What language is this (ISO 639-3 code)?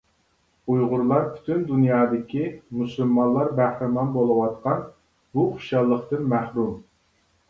uig